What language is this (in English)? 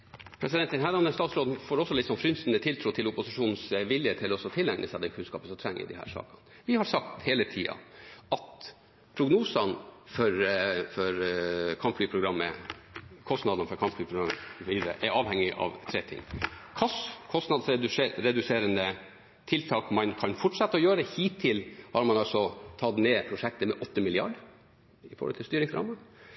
Norwegian Bokmål